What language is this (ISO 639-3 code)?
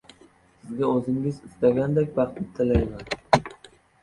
uzb